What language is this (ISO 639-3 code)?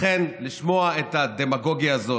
heb